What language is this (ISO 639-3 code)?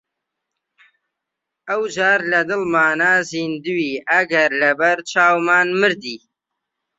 ckb